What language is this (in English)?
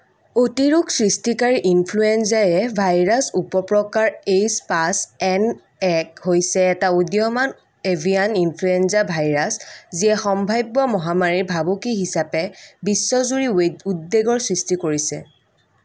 Assamese